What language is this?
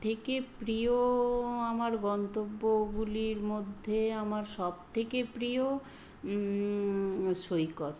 Bangla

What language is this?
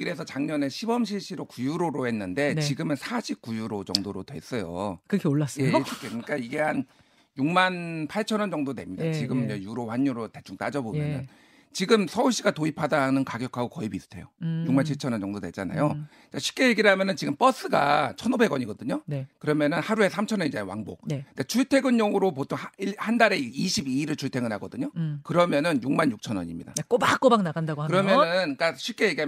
Korean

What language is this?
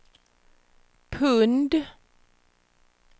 Swedish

